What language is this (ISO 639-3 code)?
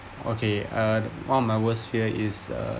eng